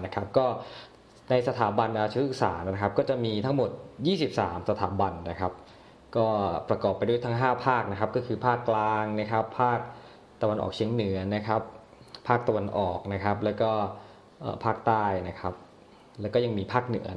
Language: Thai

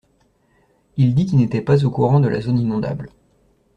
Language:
French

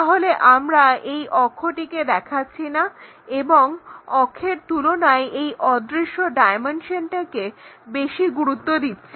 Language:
Bangla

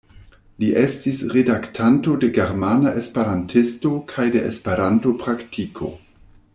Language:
Esperanto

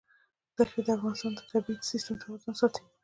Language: Pashto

